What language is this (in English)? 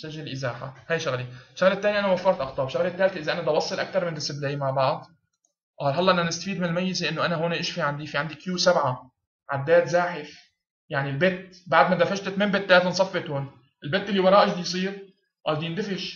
Arabic